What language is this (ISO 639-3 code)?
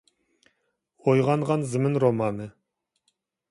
uig